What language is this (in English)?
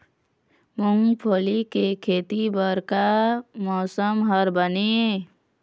Chhattisgarhi